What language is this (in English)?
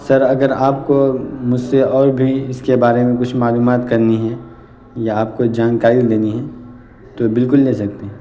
Urdu